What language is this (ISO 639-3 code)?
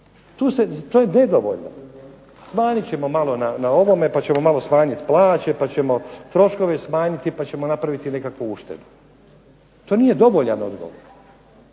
hrv